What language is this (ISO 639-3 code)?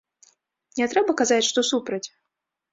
bel